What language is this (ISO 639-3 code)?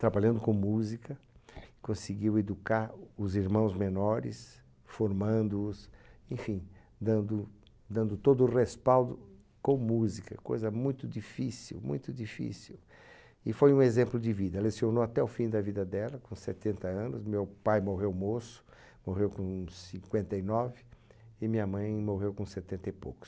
por